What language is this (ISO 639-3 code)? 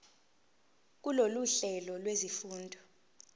zul